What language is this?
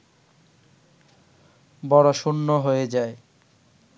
Bangla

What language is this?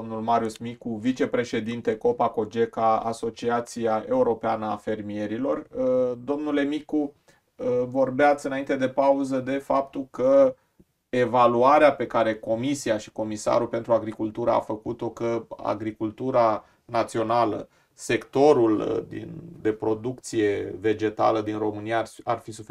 Romanian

